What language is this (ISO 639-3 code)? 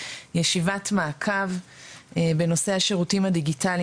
heb